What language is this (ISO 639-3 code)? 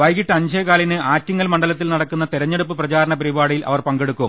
mal